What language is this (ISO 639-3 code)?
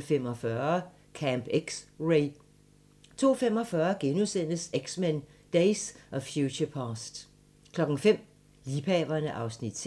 dan